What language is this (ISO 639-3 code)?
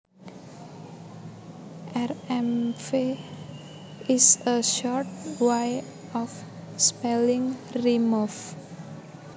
jav